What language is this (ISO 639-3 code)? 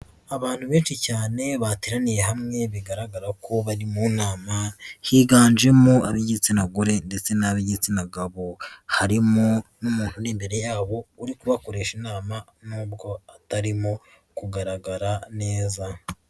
kin